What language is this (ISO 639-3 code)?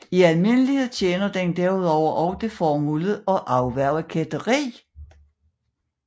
dan